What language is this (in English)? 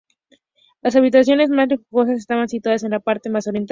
Spanish